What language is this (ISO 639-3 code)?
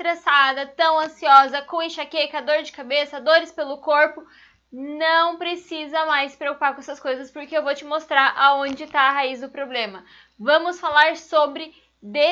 por